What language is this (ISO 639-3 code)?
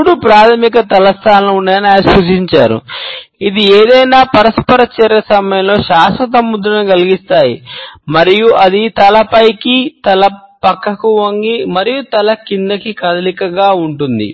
tel